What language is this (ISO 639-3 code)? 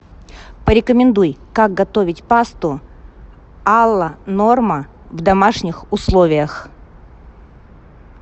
rus